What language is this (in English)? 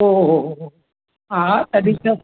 Sindhi